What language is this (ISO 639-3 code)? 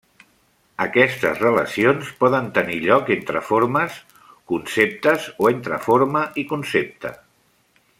cat